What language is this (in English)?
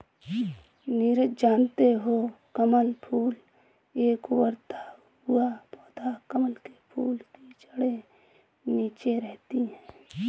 Hindi